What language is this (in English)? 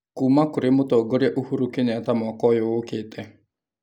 Kikuyu